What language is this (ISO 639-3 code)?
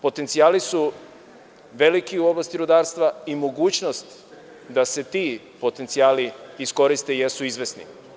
srp